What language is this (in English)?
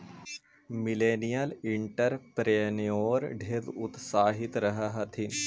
Magahi